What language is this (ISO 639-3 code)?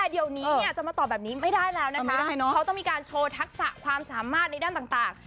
tha